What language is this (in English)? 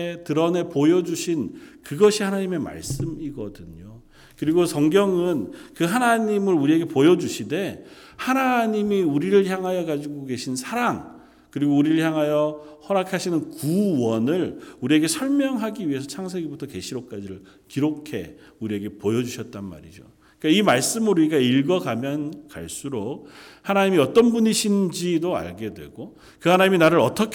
Korean